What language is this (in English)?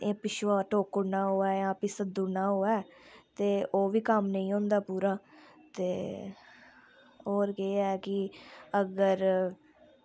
Dogri